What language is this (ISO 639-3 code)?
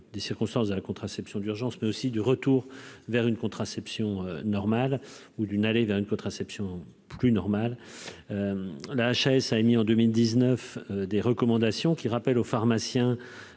fra